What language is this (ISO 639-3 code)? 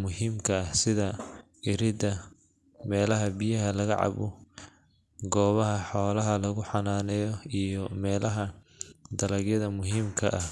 som